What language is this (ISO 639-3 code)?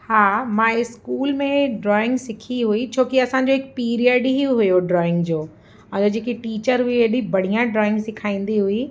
snd